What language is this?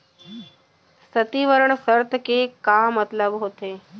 Chhattisgarhi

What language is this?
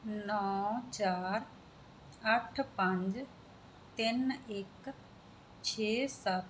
Punjabi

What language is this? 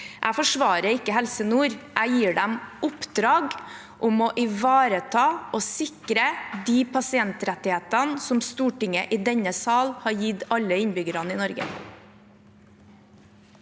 Norwegian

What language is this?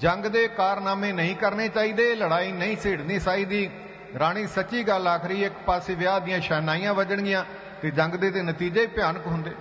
Hindi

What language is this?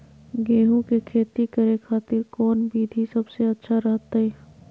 Magahi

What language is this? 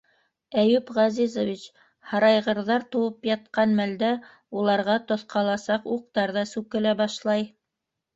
Bashkir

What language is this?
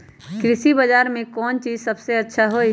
Magahi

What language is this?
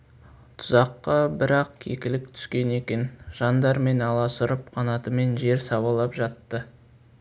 Kazakh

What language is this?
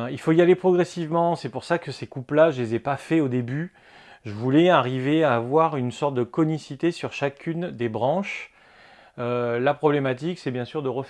French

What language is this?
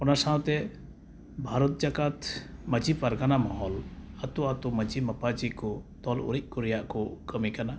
Santali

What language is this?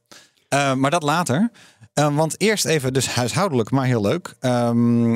Dutch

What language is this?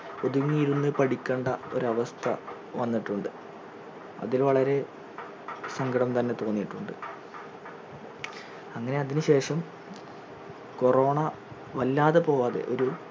Malayalam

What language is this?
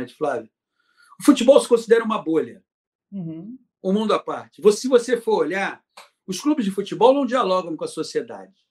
Portuguese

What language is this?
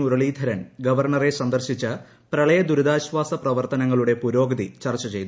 Malayalam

